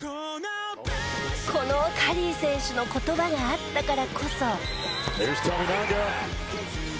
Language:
Japanese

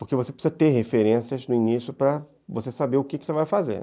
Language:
Portuguese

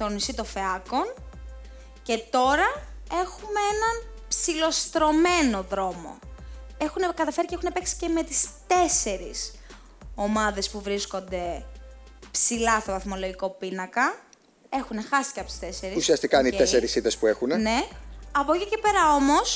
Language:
Greek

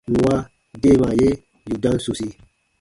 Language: Baatonum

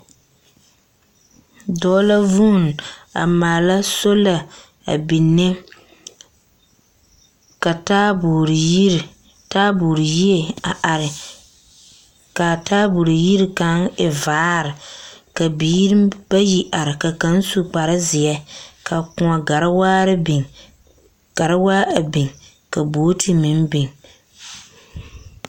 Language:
Southern Dagaare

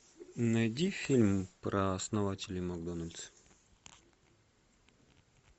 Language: Russian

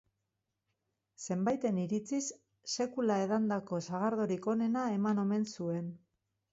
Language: Basque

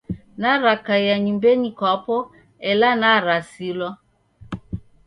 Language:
Taita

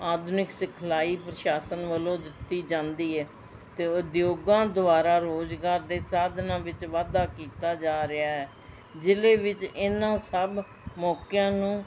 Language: Punjabi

